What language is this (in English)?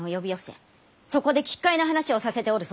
Japanese